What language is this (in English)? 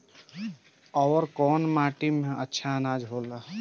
Bhojpuri